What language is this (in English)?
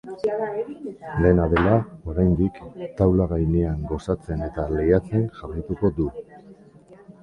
Basque